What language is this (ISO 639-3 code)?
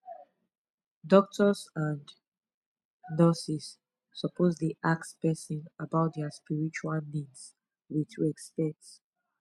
pcm